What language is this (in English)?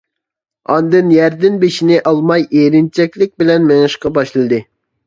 Uyghur